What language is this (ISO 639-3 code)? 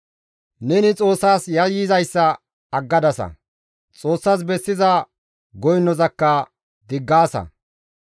gmv